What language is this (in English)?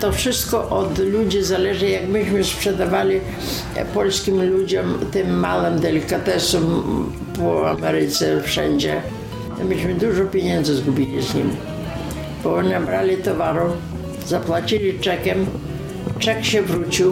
Polish